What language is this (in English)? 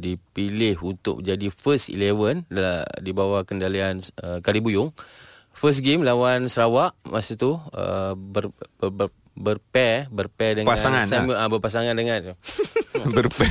Malay